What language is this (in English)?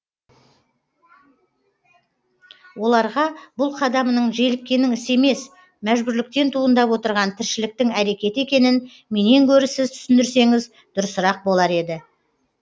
Kazakh